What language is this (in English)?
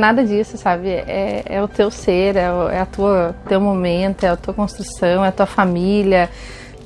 Portuguese